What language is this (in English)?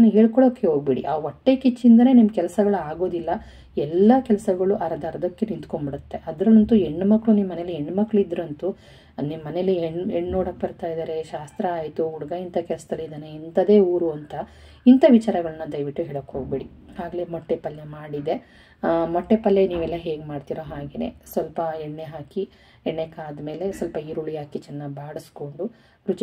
Kannada